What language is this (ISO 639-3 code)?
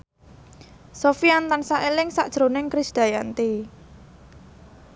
jav